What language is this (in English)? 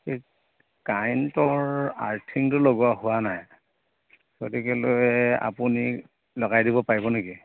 Assamese